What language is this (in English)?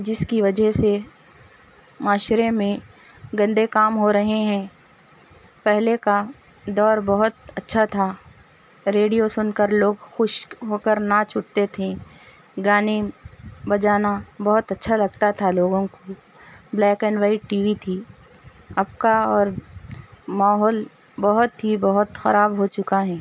Urdu